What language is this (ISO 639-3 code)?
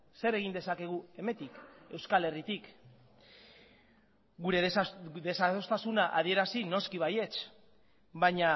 eus